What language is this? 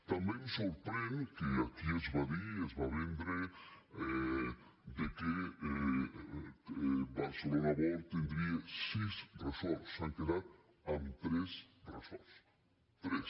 Catalan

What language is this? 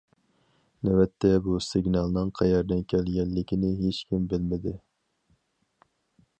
Uyghur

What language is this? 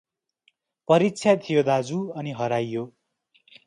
Nepali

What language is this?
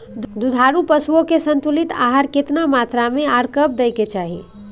Maithili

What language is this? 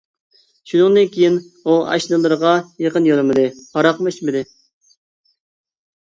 Uyghur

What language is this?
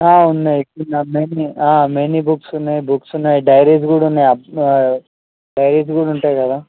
Telugu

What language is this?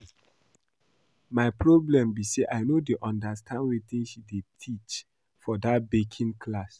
Nigerian Pidgin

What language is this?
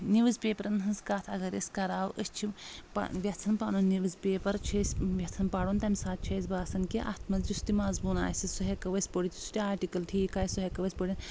Kashmiri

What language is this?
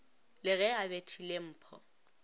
Northern Sotho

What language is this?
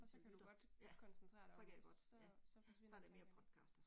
Danish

